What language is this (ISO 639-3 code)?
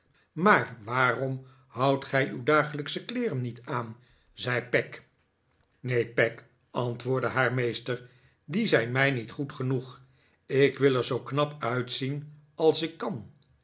nld